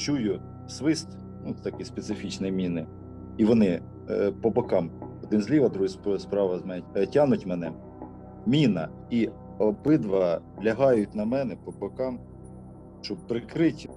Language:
Ukrainian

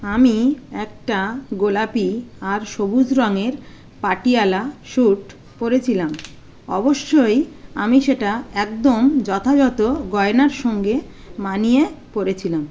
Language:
Bangla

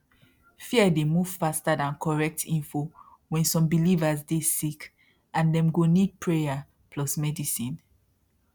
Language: Nigerian Pidgin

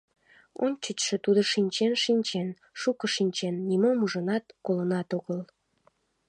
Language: Mari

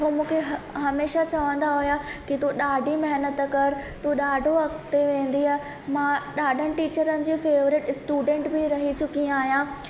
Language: Sindhi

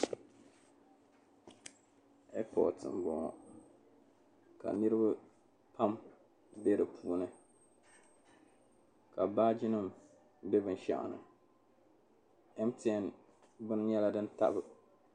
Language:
Dagbani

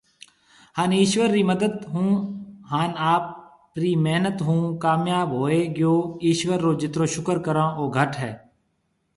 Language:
Marwari (Pakistan)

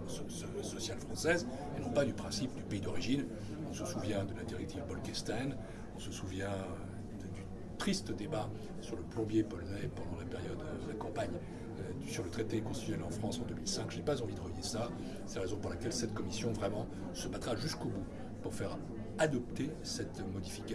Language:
French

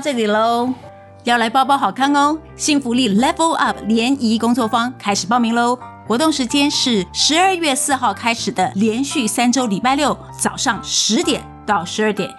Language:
Chinese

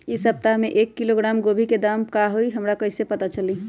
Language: Magahi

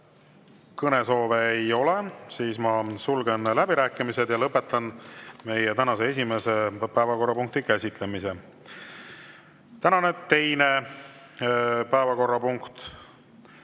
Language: Estonian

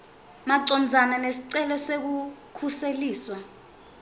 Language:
Swati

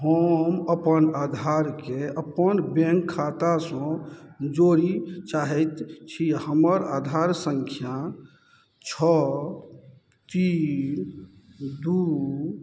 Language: Maithili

